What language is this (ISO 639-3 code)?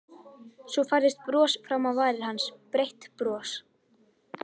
isl